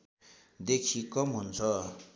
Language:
Nepali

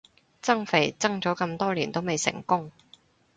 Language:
Cantonese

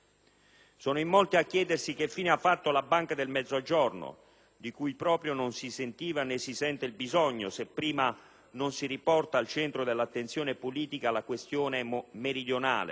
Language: Italian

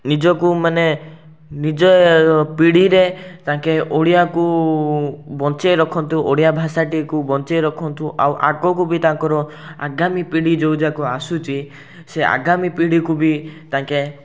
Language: Odia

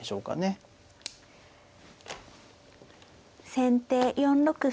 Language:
Japanese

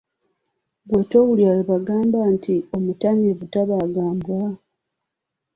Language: Ganda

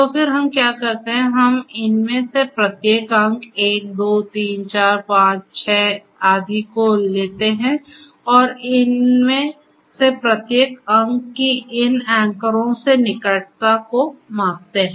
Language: Hindi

